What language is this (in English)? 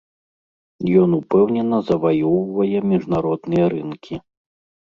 Belarusian